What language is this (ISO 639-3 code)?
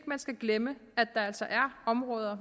dan